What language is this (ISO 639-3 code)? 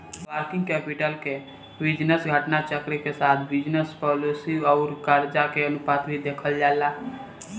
bho